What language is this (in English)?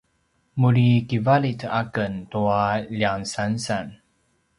Paiwan